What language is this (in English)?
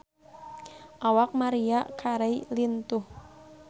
Sundanese